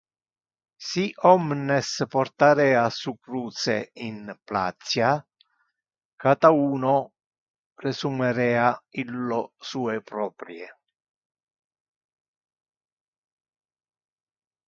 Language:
Interlingua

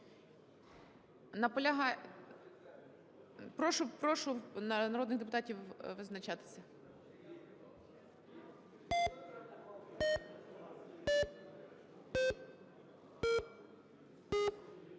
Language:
Ukrainian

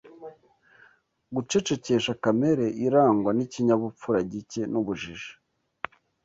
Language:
Kinyarwanda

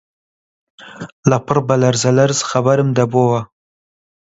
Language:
Central Kurdish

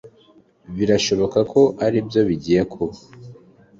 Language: Kinyarwanda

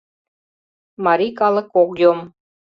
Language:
Mari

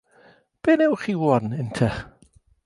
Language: Welsh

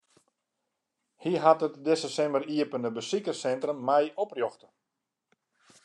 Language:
Western Frisian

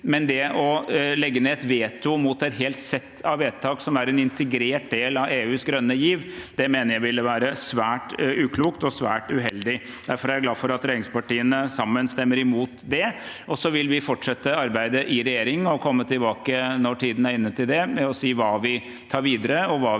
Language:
Norwegian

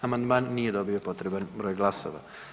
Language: Croatian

